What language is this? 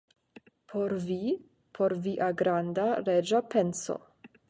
Esperanto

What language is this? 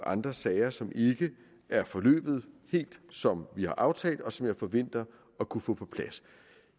Danish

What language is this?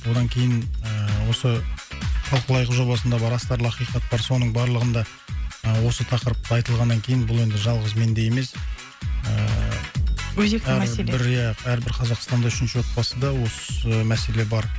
Kazakh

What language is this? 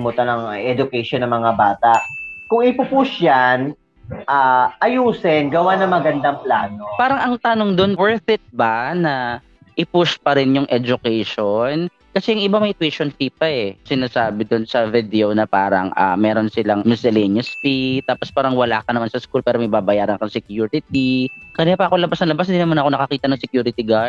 Filipino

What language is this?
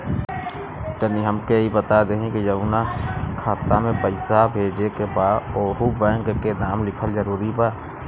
Bhojpuri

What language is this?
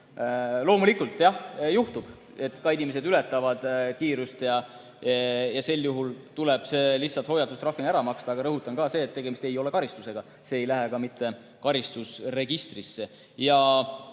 Estonian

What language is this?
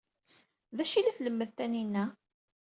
Kabyle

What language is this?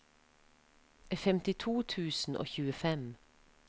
Norwegian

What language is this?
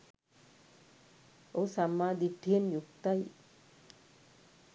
Sinhala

